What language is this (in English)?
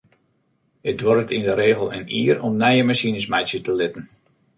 Western Frisian